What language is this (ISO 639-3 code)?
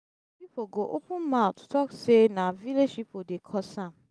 pcm